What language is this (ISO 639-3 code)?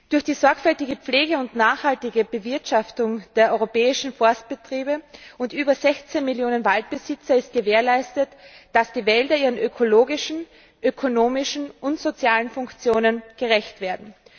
deu